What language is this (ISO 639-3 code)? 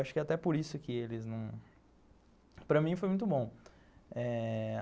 por